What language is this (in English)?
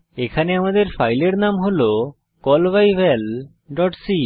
Bangla